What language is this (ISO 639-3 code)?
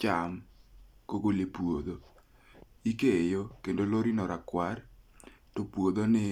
luo